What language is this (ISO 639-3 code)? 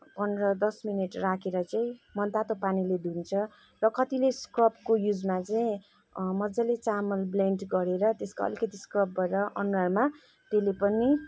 nep